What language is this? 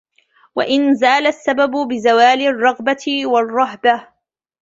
Arabic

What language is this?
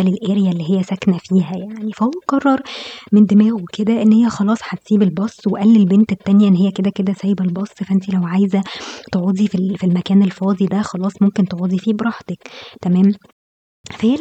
Arabic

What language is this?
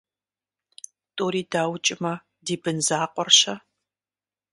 Kabardian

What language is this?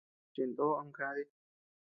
Tepeuxila Cuicatec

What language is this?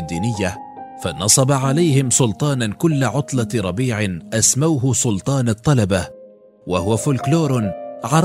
Arabic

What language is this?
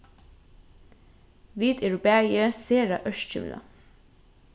Faroese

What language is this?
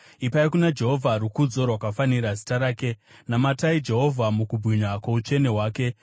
Shona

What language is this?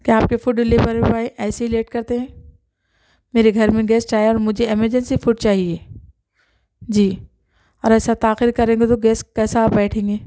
Urdu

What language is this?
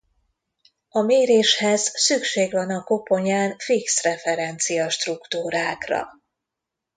Hungarian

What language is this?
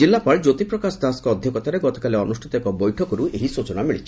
Odia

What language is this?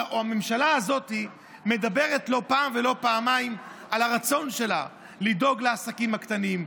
Hebrew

